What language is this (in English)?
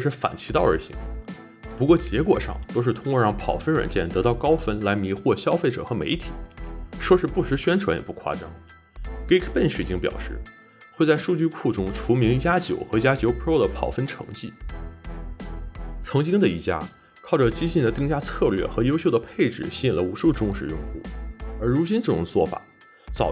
Chinese